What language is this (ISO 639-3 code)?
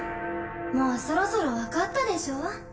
jpn